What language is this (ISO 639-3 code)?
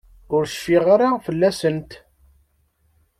kab